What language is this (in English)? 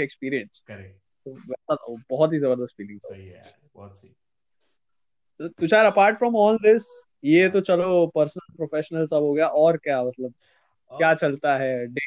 Hindi